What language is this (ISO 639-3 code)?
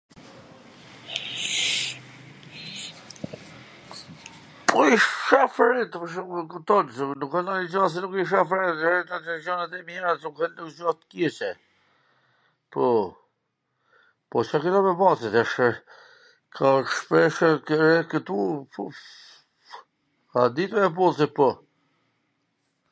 aln